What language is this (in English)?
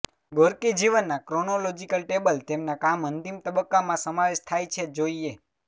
Gujarati